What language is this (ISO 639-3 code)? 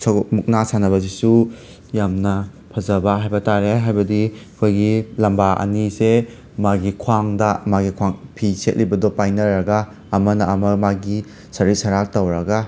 mni